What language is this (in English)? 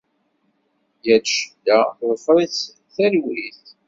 Kabyle